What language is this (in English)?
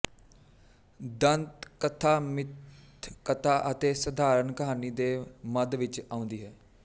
Punjabi